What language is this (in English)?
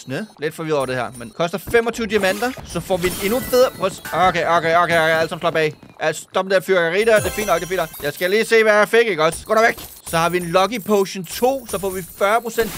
Danish